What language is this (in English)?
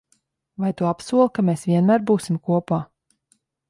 Latvian